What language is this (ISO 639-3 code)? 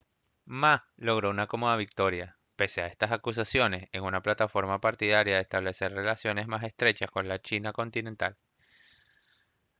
spa